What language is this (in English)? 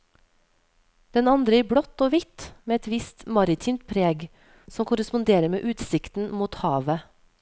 Norwegian